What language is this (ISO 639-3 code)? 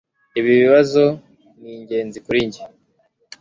kin